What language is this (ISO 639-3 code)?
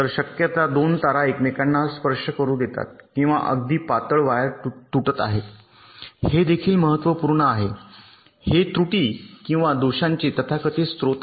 mar